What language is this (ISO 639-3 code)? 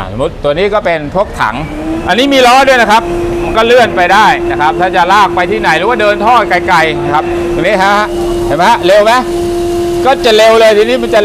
tha